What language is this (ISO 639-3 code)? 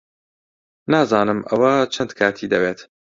ckb